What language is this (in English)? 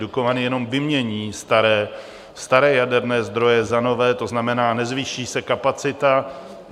Czech